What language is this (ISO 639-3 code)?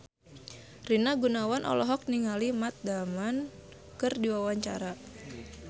sun